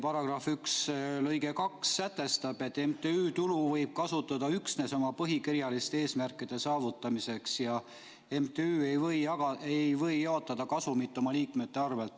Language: Estonian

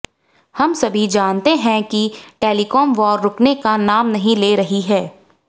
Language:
Hindi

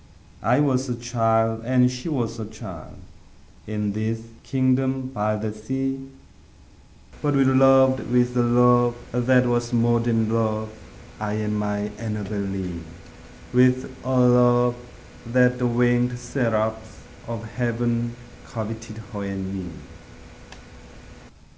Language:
English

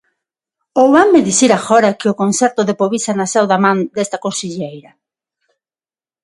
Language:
Galician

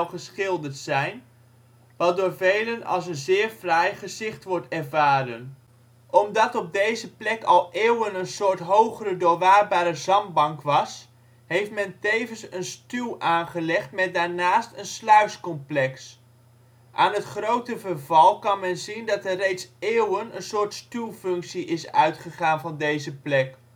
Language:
Dutch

